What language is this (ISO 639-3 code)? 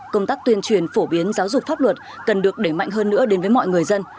vie